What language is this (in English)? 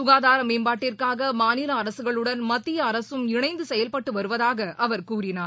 Tamil